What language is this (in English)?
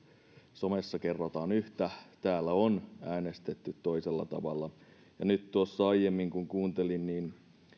Finnish